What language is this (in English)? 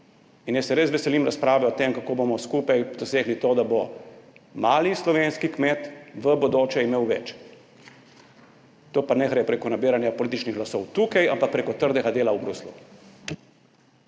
Slovenian